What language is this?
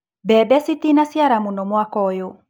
Kikuyu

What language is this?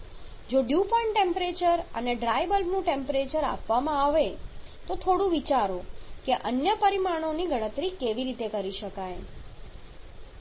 Gujarati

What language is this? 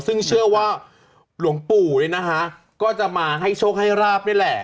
Thai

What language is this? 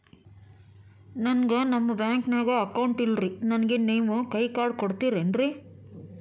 Kannada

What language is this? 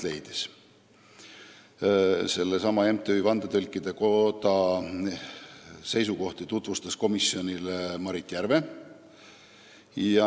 Estonian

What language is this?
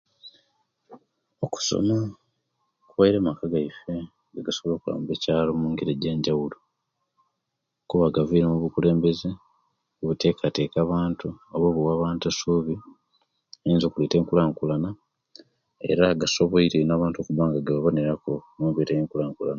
Kenyi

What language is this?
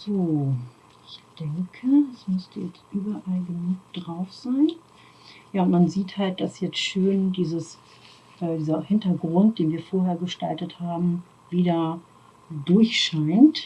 German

